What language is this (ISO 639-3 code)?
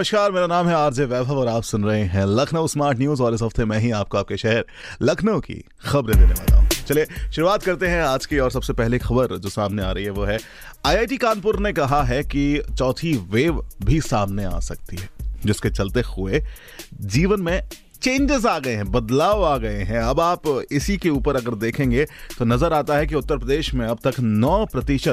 hin